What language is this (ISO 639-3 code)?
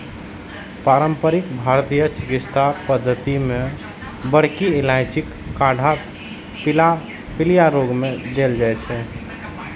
mai